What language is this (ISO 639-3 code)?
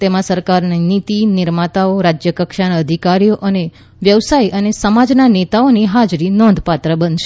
guj